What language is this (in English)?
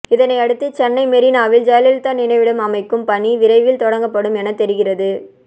Tamil